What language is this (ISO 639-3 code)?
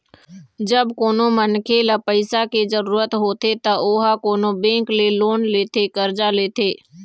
hne